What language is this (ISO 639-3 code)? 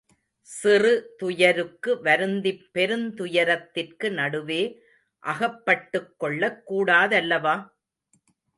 tam